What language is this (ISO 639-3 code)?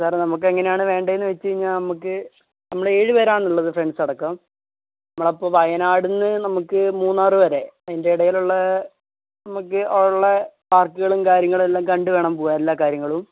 mal